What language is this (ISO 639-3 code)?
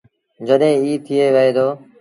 sbn